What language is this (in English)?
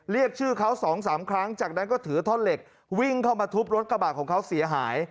Thai